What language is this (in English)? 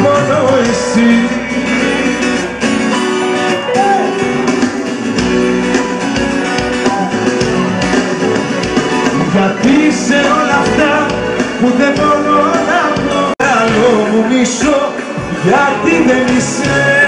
Greek